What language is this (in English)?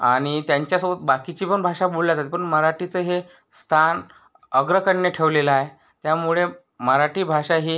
Marathi